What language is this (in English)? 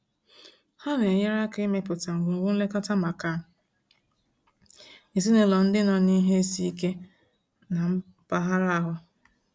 Igbo